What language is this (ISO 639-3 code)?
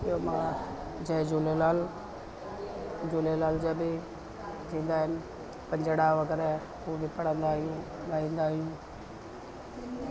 snd